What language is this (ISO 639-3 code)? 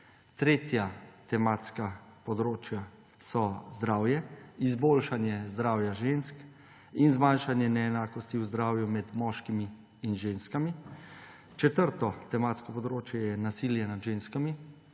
slv